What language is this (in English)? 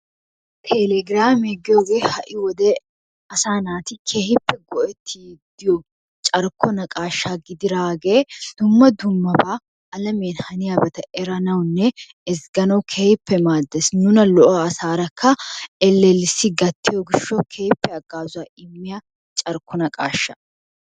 Wolaytta